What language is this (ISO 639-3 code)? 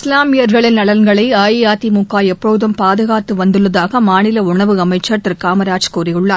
tam